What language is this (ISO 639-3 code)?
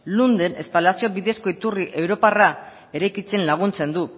eus